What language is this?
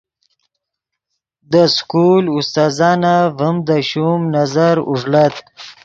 Yidgha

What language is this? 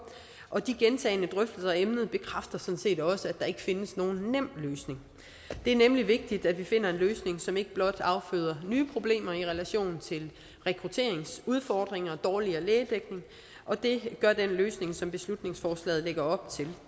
Danish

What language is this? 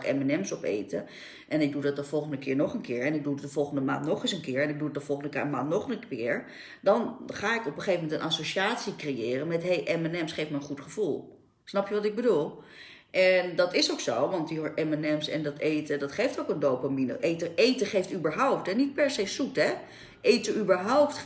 Dutch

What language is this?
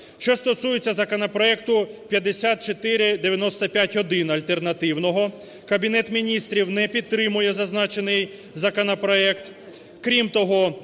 Ukrainian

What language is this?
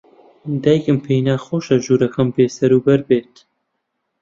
Central Kurdish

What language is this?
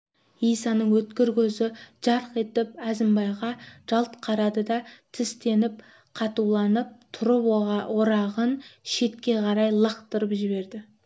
Kazakh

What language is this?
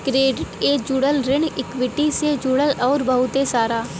Bhojpuri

